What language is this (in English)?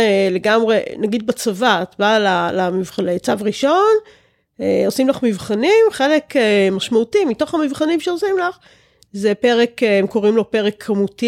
Hebrew